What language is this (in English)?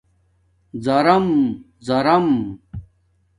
Domaaki